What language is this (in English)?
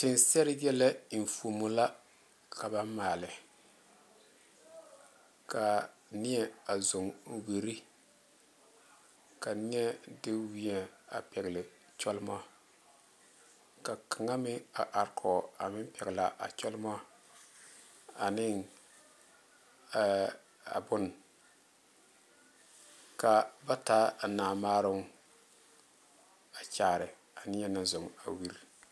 Southern Dagaare